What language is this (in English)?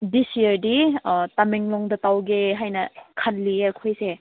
Manipuri